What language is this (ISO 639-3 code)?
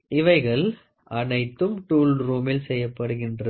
tam